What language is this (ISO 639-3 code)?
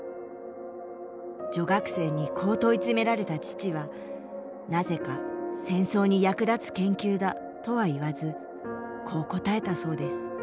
jpn